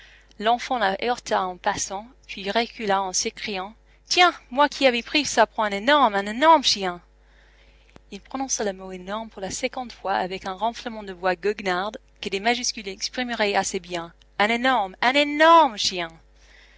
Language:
French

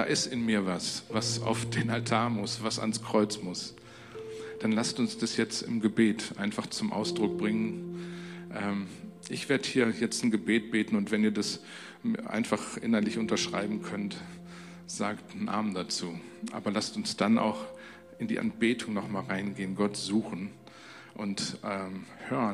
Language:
German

